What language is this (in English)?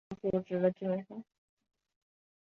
Chinese